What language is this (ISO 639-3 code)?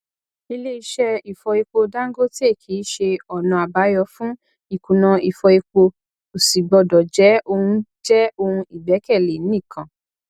yor